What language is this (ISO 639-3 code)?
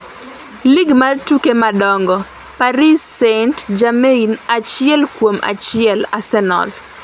luo